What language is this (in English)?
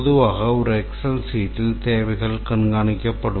Tamil